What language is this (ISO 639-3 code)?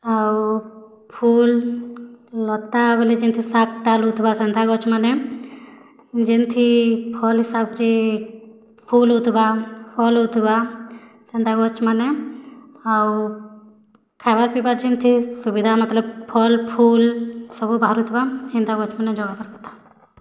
ori